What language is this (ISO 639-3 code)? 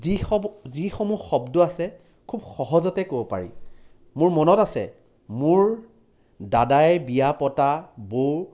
asm